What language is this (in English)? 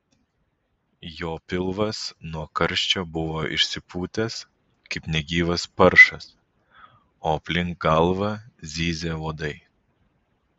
Lithuanian